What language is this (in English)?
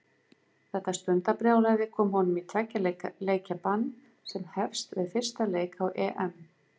Icelandic